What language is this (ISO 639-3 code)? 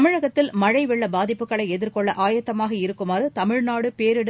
tam